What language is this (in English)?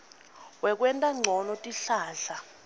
Swati